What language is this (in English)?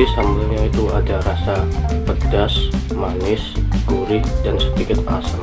Indonesian